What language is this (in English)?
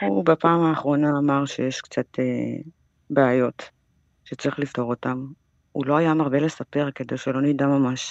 Hebrew